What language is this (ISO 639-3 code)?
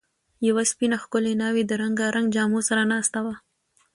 pus